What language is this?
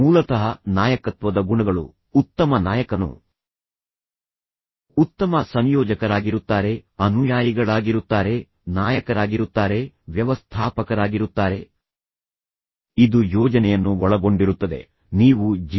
Kannada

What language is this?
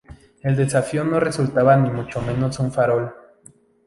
Spanish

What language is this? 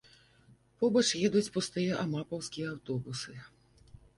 Belarusian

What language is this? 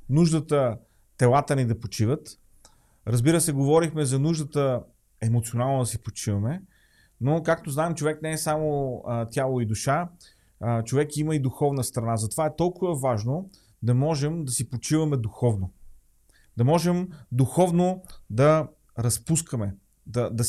Bulgarian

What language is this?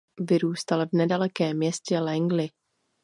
Czech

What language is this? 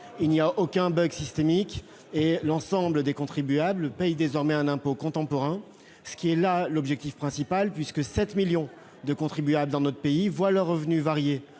French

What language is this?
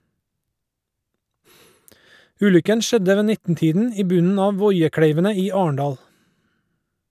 Norwegian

